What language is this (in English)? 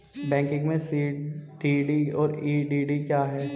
Hindi